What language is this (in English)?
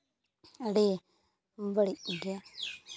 Santali